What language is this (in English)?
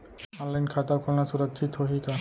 Chhattisgarhi